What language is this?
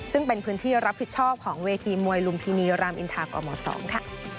Thai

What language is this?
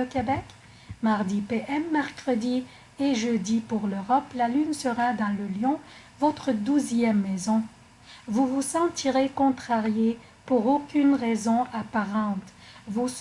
French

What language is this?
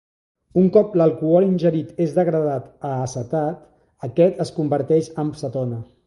Catalan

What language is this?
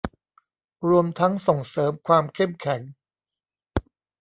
Thai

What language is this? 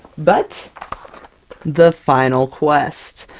English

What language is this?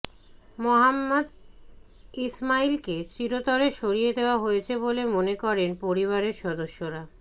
Bangla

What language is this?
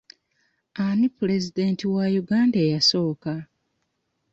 Ganda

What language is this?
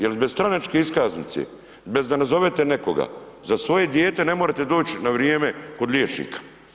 Croatian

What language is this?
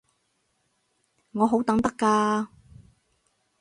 Cantonese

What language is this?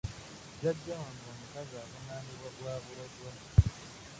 Ganda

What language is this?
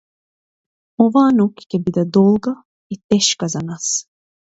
Macedonian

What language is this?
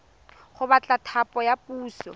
Tswana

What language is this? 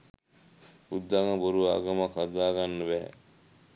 Sinhala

